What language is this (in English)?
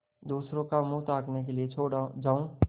Hindi